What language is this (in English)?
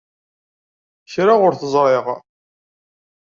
Kabyle